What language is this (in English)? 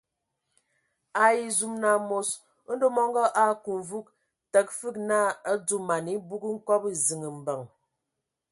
Ewondo